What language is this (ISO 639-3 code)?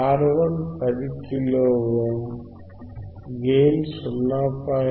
tel